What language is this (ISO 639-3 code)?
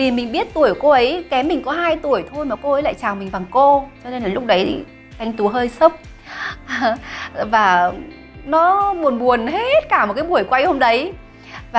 vie